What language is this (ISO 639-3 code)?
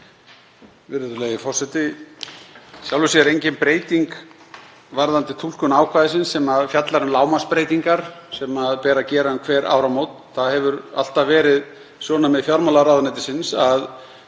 isl